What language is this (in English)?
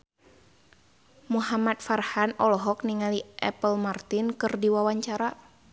Sundanese